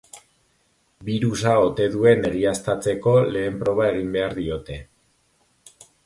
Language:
Basque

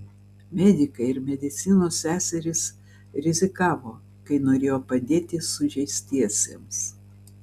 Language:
Lithuanian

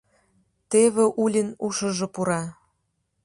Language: Mari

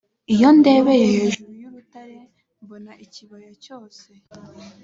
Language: Kinyarwanda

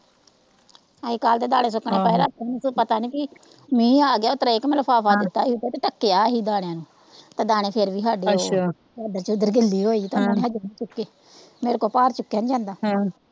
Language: Punjabi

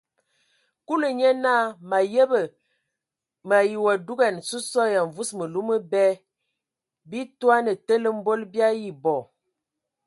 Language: Ewondo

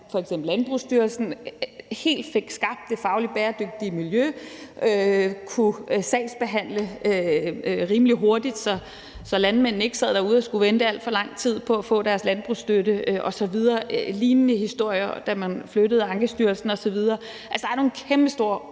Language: Danish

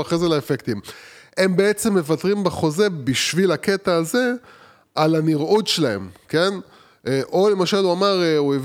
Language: Hebrew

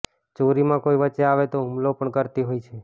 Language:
Gujarati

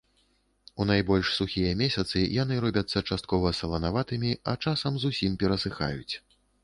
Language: Belarusian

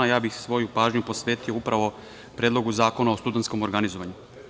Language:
Serbian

